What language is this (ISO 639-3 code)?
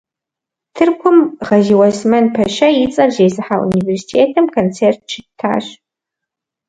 kbd